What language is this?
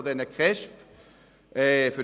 Swiss German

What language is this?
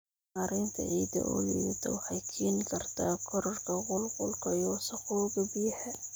Somali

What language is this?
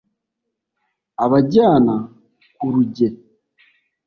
Kinyarwanda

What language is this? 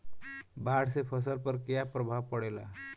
Bhojpuri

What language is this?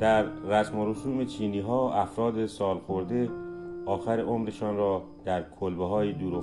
Persian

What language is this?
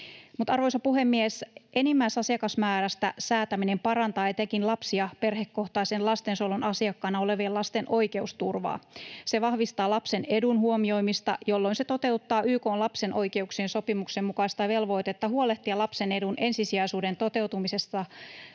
Finnish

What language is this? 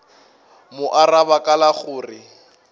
Northern Sotho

